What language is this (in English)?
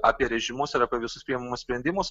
Lithuanian